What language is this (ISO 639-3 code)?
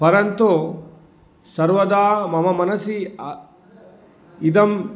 san